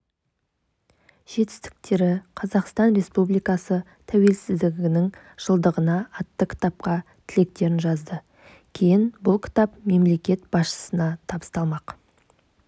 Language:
Kazakh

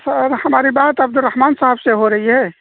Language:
Urdu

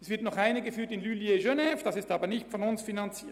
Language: Swiss German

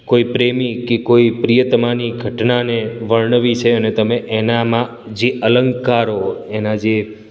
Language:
Gujarati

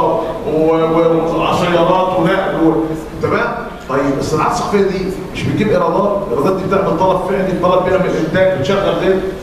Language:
Arabic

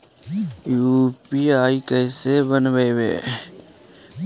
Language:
Magahi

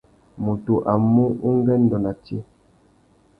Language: Tuki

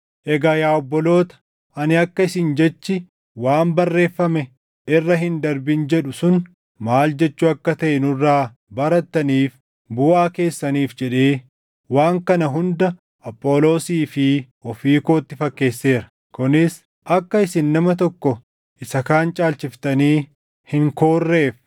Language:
Oromo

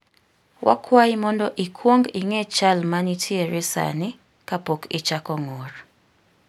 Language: Luo (Kenya and Tanzania)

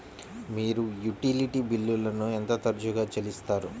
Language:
Telugu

